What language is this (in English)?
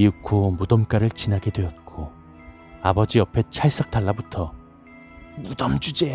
Korean